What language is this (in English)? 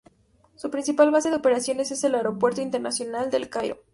Spanish